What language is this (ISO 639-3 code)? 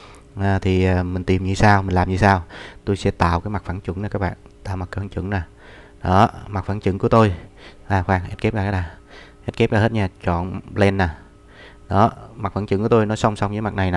vie